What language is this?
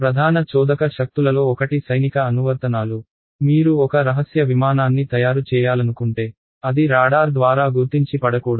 Telugu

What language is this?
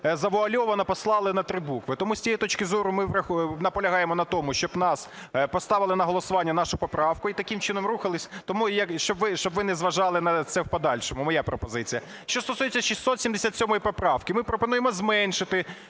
Ukrainian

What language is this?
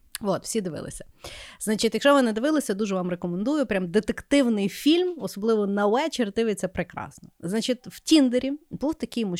Ukrainian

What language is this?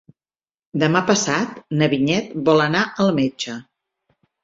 Catalan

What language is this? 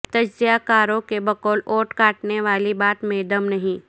Urdu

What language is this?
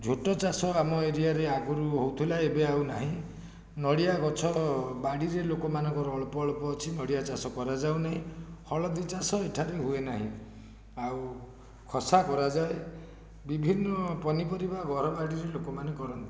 Odia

